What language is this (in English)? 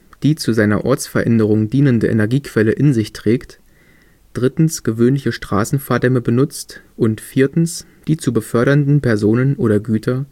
German